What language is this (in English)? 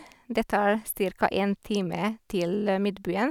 Norwegian